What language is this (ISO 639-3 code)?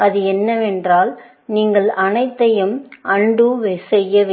tam